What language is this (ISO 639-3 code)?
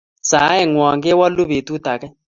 kln